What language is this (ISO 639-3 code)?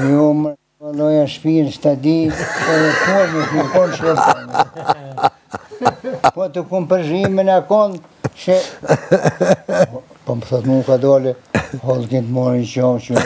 ell